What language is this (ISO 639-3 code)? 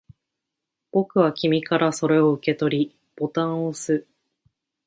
jpn